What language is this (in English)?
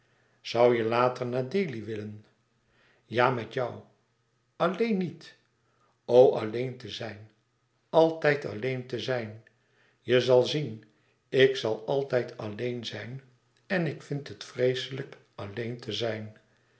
Dutch